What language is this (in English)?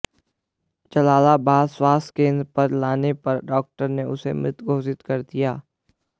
Hindi